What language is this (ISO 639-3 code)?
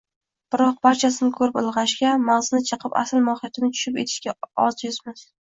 uzb